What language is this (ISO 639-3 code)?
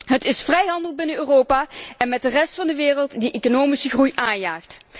nld